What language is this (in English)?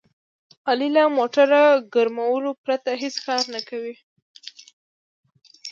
Pashto